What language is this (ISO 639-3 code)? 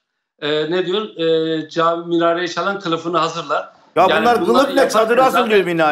tur